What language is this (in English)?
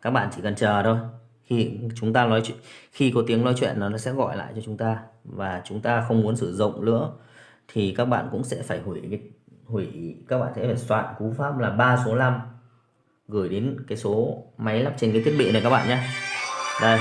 Vietnamese